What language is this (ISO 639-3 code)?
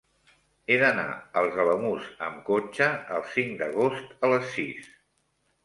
cat